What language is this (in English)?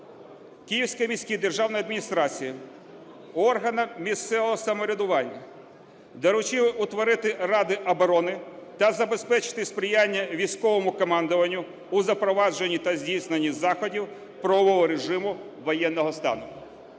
Ukrainian